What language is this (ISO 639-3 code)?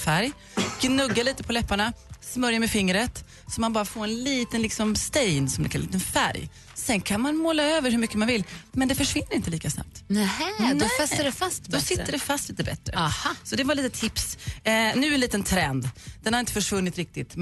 swe